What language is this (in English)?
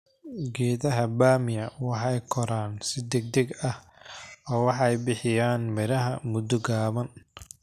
Somali